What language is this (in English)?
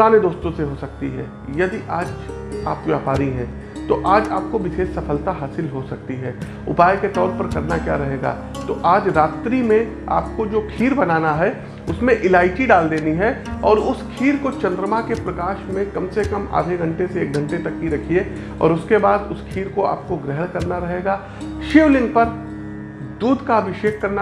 Hindi